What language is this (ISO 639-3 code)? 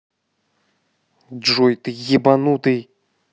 rus